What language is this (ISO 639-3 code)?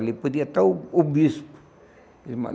por